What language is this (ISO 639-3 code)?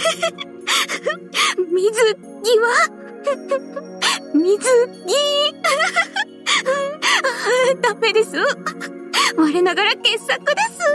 jpn